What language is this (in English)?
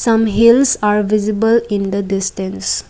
English